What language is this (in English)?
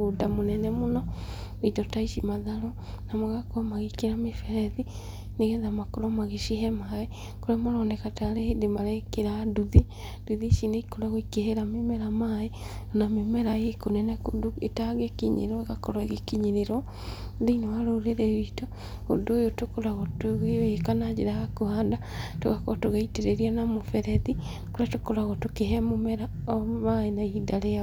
Kikuyu